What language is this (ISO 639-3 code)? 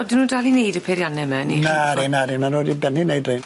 cym